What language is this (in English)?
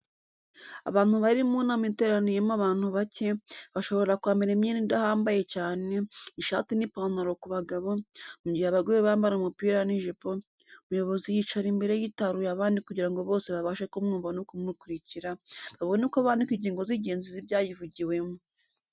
Kinyarwanda